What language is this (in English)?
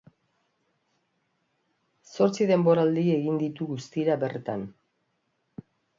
Basque